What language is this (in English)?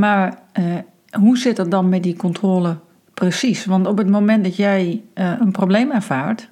Dutch